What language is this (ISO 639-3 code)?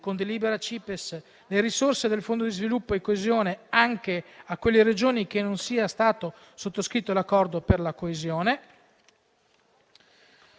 ita